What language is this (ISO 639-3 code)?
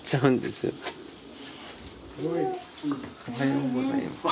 jpn